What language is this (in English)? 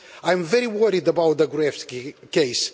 English